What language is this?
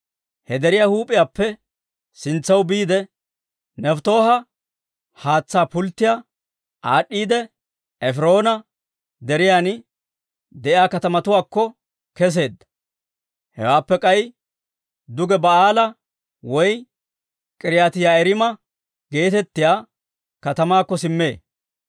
Dawro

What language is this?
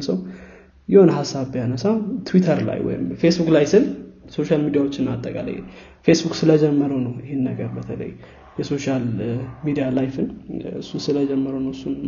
Amharic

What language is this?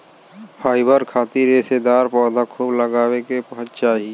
Bhojpuri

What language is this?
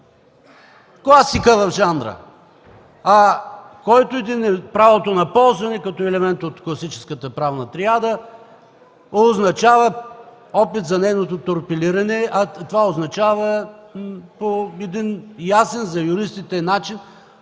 Bulgarian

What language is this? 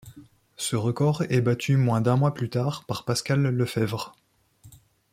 French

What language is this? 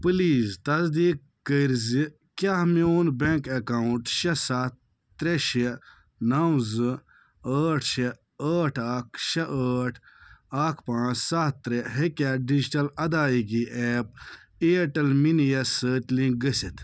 Kashmiri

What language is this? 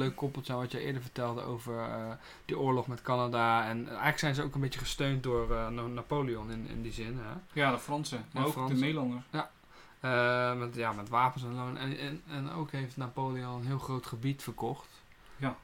Dutch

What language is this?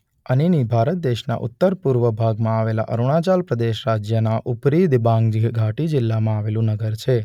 Gujarati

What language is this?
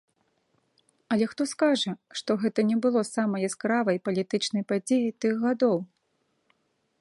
Belarusian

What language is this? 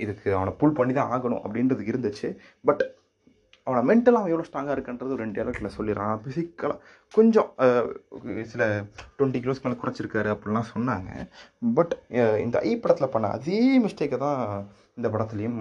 Tamil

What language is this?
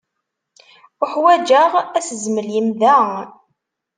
Kabyle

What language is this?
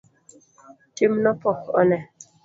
Luo (Kenya and Tanzania)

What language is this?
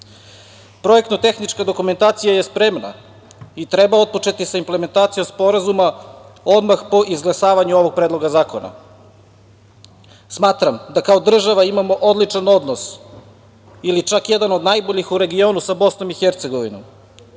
Serbian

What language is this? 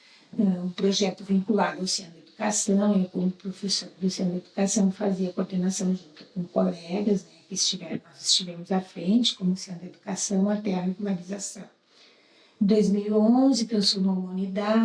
Portuguese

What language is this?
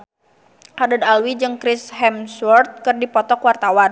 Sundanese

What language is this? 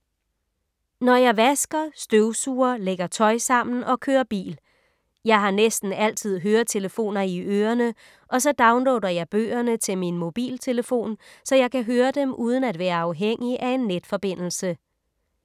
Danish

